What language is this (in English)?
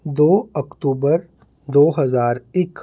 Punjabi